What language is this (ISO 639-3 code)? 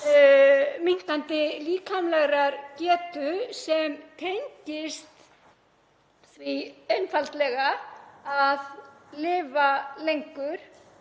isl